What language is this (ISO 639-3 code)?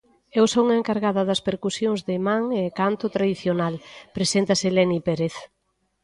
glg